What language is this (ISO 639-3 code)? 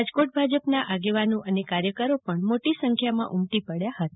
guj